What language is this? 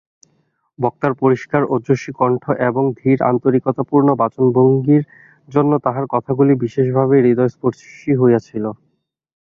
Bangla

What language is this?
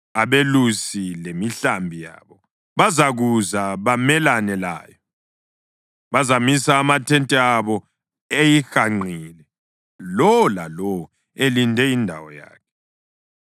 North Ndebele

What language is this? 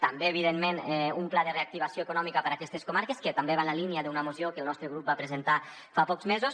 Catalan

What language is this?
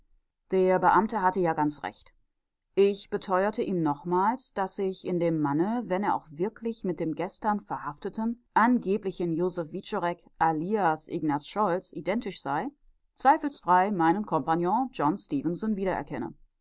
German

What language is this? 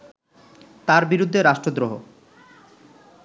Bangla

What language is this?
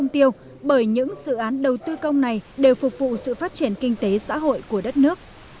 Vietnamese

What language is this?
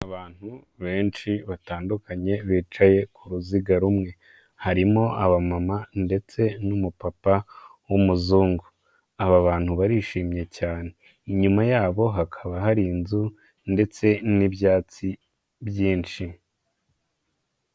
Kinyarwanda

